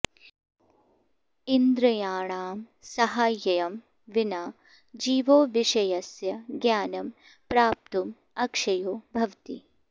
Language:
Sanskrit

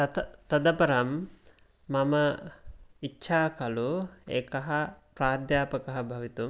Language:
Sanskrit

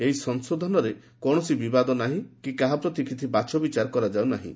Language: Odia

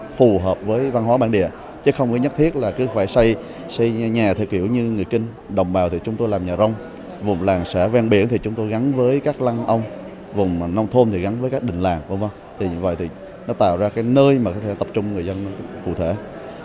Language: Vietnamese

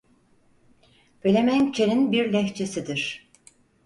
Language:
Turkish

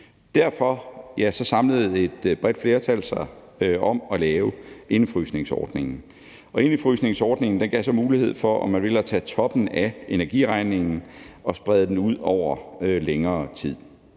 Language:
Danish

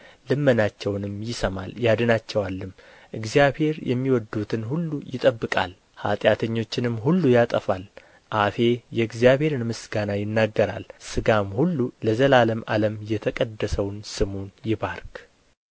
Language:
Amharic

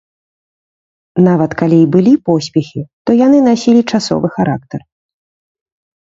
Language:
Belarusian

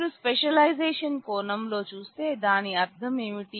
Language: Telugu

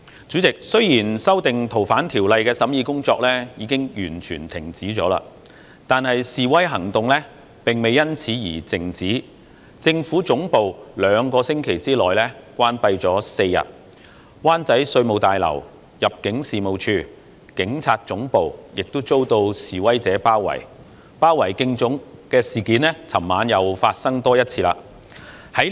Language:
Cantonese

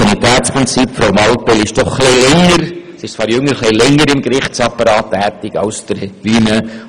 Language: Swiss German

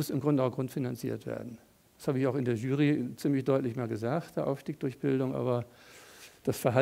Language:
German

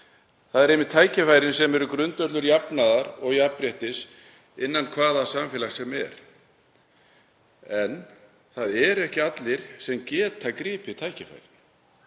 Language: Icelandic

